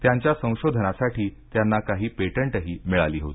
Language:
Marathi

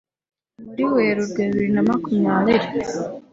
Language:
Kinyarwanda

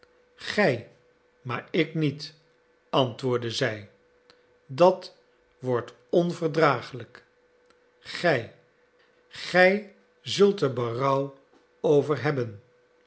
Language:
Dutch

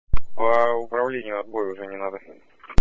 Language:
Russian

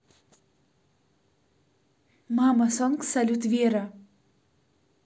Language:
Russian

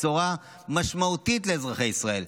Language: Hebrew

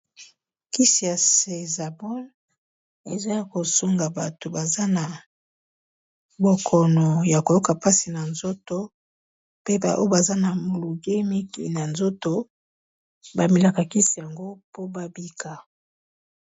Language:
Lingala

